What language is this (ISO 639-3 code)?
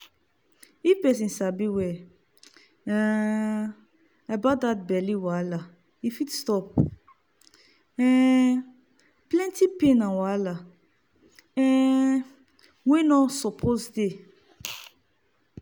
pcm